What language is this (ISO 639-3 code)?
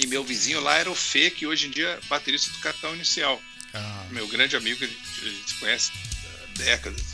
por